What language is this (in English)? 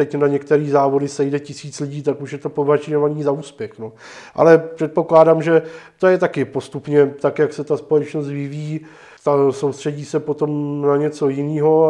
Czech